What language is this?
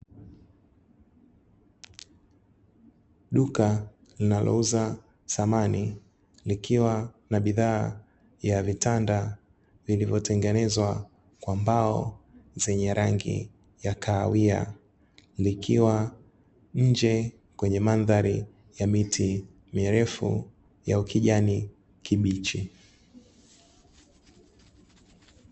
Swahili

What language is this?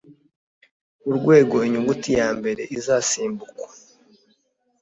Kinyarwanda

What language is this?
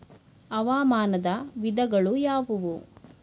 Kannada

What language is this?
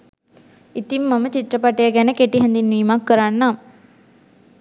Sinhala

